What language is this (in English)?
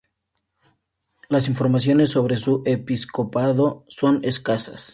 Spanish